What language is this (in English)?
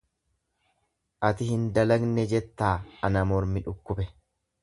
Oromo